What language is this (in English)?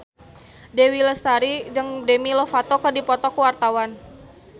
Sundanese